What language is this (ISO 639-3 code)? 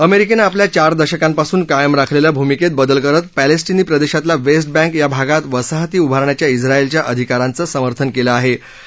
mar